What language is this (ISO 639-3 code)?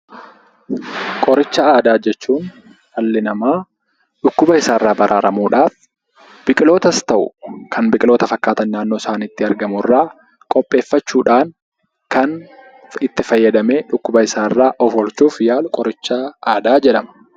orm